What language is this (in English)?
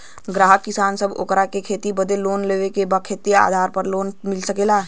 Bhojpuri